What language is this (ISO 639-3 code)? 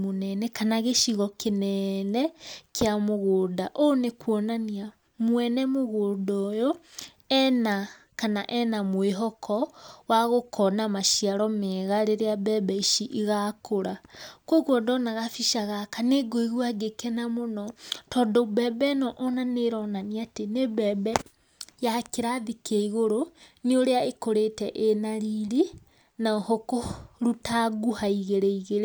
kik